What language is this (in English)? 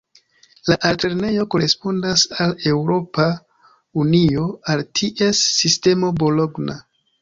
Esperanto